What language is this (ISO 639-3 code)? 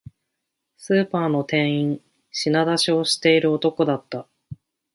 jpn